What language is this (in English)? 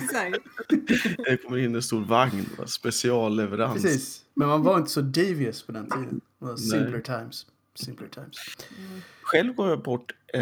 Swedish